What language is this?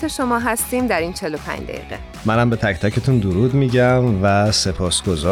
Persian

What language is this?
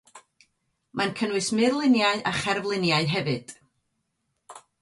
Welsh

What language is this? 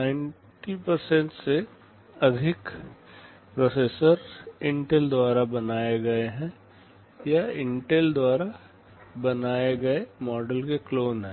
Hindi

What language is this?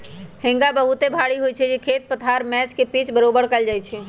Magahi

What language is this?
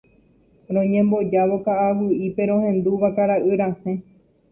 Guarani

